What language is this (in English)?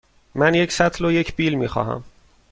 Persian